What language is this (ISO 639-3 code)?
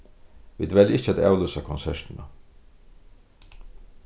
fao